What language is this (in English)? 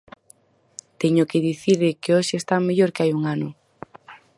Galician